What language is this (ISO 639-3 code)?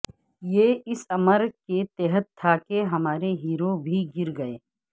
urd